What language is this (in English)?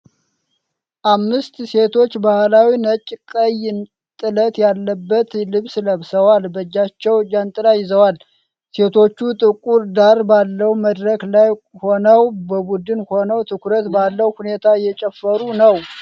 Amharic